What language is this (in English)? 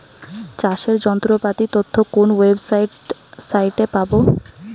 Bangla